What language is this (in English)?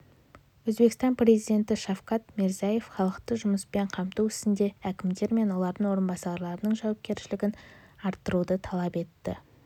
Kazakh